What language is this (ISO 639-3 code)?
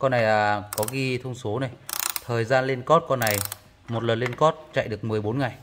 vie